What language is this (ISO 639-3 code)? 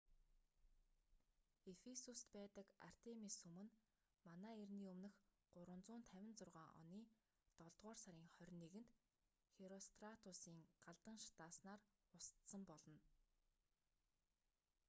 mon